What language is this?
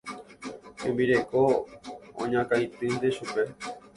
Guarani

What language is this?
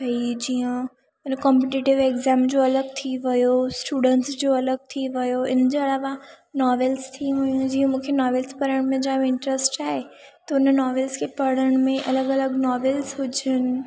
Sindhi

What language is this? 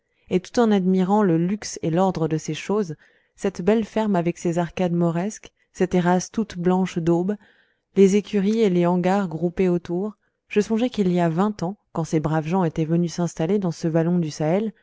French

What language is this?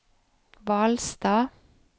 Norwegian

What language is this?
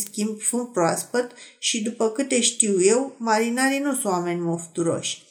Romanian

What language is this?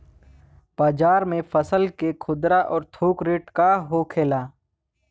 Bhojpuri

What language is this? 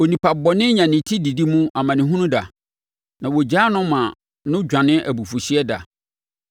Akan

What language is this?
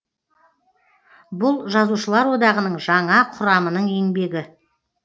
Kazakh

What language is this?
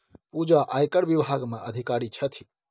Maithili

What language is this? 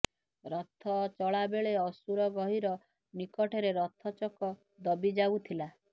Odia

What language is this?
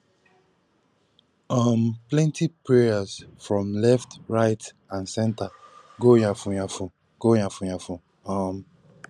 Nigerian Pidgin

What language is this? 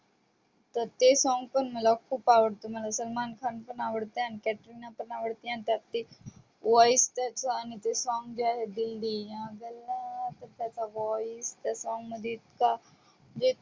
Marathi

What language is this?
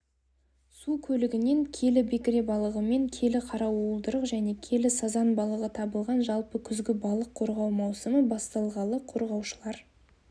Kazakh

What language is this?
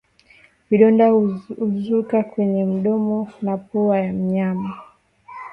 Swahili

